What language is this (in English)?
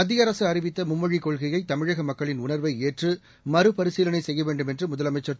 Tamil